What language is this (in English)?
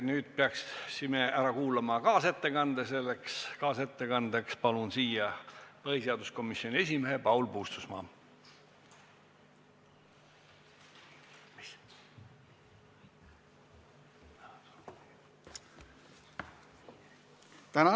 Estonian